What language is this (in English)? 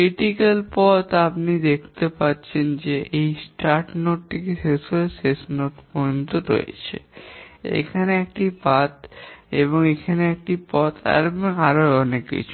Bangla